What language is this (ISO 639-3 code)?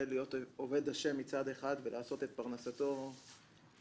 heb